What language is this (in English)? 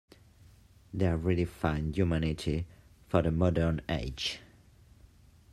English